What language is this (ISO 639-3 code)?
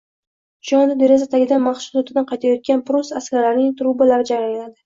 uzb